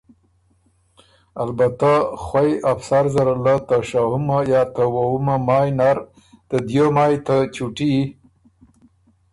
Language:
Ormuri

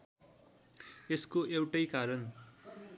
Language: Nepali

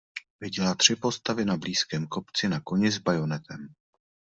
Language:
Czech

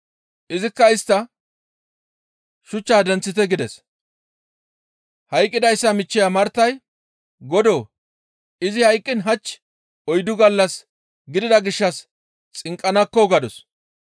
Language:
Gamo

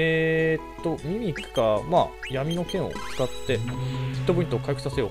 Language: Japanese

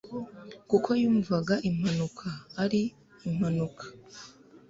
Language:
Kinyarwanda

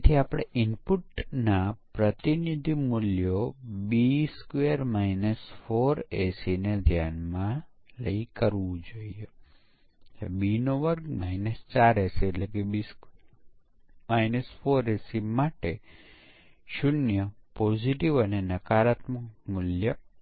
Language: Gujarati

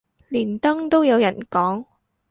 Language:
Cantonese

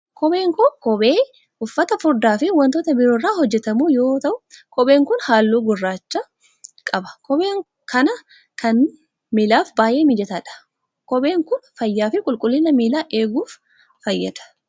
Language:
Oromo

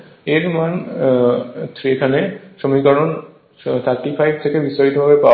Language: Bangla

